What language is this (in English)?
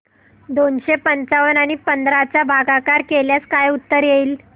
Marathi